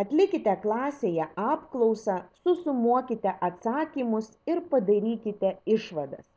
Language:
Lithuanian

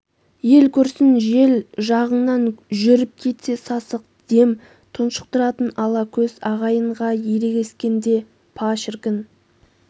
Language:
Kazakh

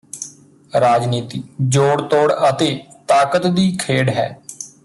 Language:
Punjabi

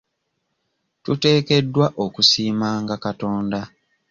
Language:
Ganda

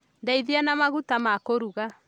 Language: Kikuyu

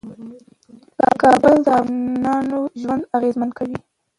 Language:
Pashto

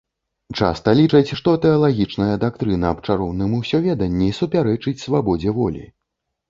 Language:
Belarusian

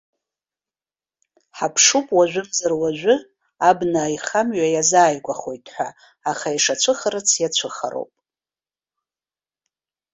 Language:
Abkhazian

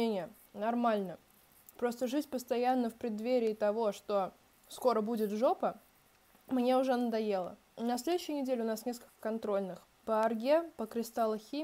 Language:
Russian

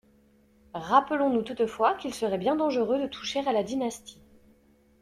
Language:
French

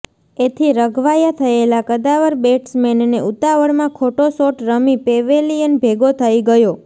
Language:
Gujarati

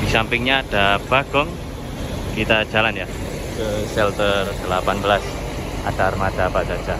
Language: Indonesian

